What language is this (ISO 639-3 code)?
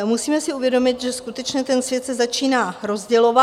ces